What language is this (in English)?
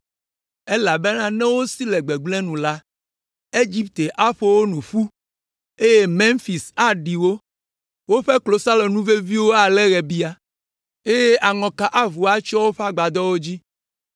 Ewe